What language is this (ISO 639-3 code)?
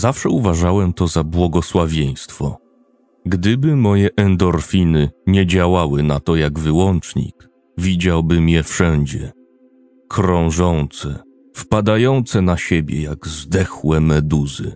pol